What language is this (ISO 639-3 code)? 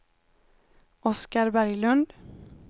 swe